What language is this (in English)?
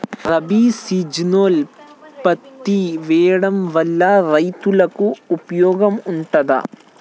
Telugu